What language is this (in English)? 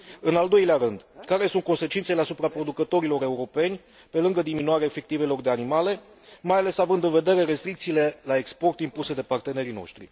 Romanian